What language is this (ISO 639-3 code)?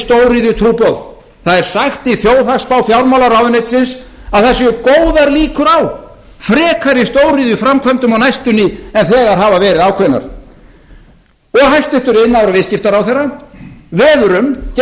isl